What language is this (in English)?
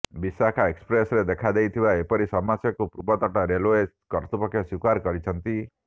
Odia